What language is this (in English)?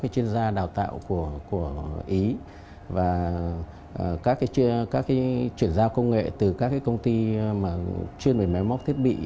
Vietnamese